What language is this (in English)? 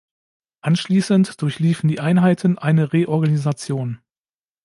German